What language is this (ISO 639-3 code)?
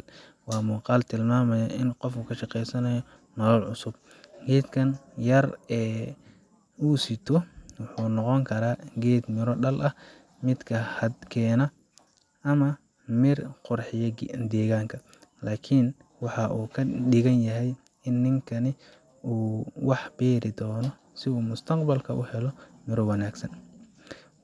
som